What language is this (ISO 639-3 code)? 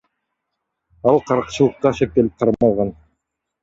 kir